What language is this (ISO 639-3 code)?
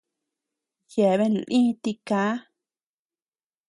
cux